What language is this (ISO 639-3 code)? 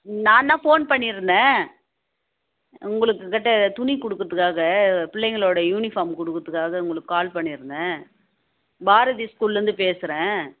tam